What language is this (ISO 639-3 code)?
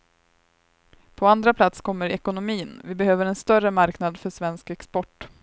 swe